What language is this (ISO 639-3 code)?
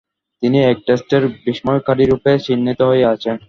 ben